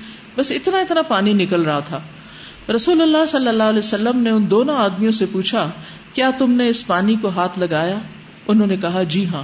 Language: Urdu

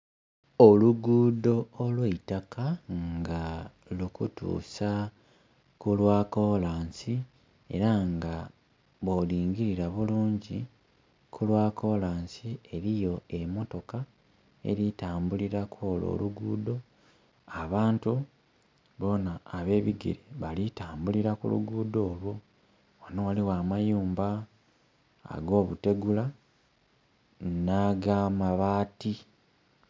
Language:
Soga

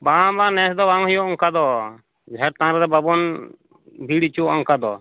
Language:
Santali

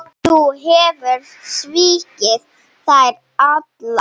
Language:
Icelandic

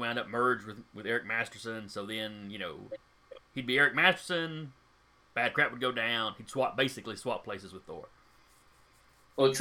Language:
English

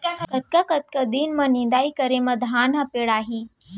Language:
Chhattisgarhi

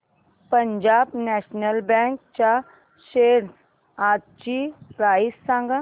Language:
Marathi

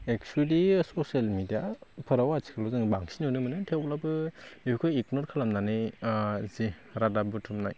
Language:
Bodo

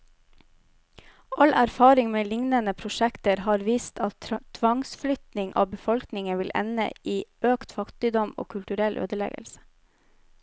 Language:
Norwegian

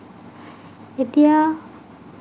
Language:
Assamese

